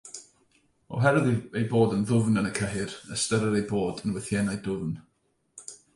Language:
Welsh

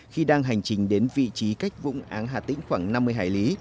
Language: Vietnamese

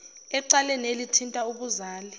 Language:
Zulu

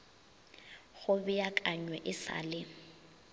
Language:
Northern Sotho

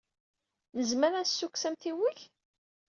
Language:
Kabyle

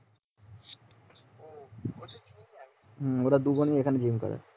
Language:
Bangla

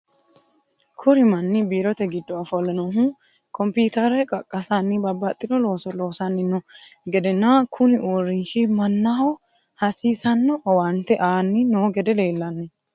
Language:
Sidamo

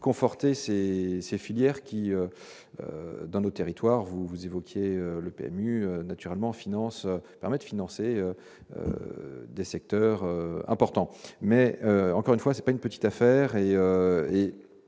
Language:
French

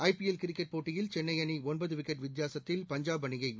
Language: Tamil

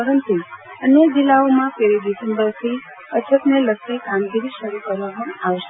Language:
Gujarati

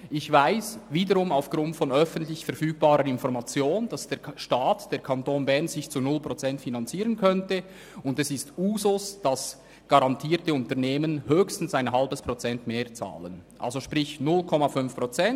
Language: Swiss German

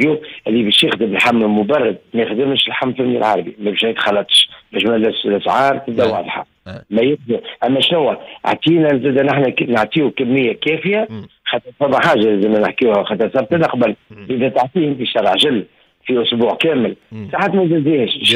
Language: Arabic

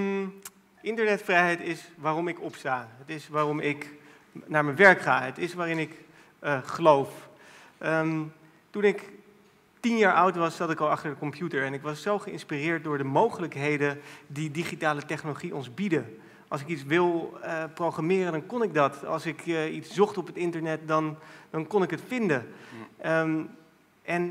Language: Dutch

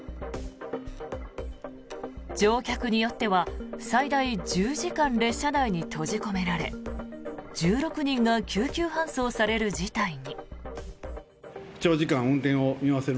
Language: Japanese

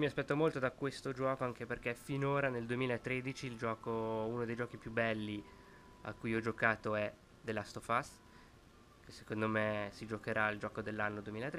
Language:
Italian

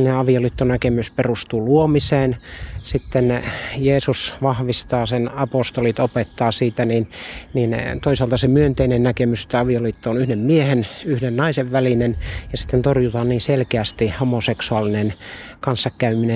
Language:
Finnish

